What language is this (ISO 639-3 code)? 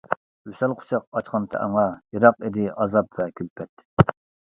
uig